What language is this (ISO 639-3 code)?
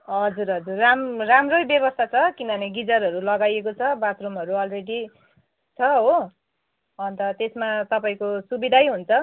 nep